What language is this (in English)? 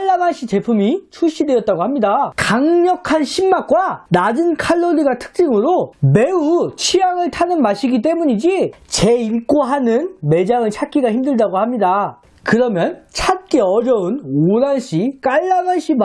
Korean